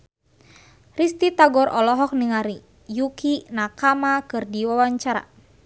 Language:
Sundanese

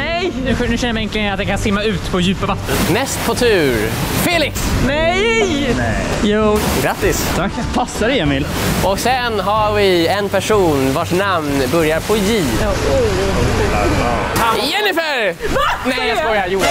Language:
Swedish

